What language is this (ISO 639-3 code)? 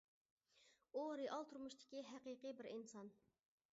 uig